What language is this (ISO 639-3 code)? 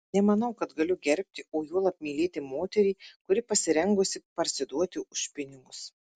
lit